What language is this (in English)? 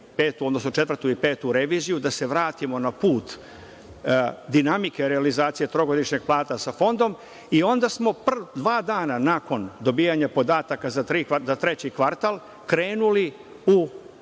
Serbian